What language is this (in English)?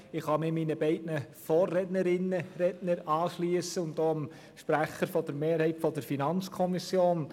Swiss German